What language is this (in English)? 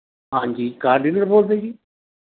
Punjabi